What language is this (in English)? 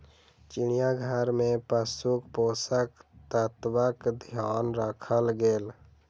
Maithili